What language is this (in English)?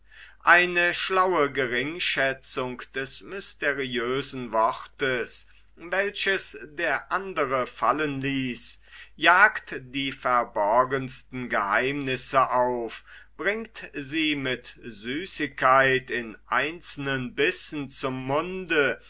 German